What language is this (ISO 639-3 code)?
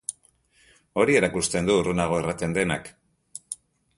eus